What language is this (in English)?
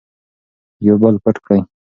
Pashto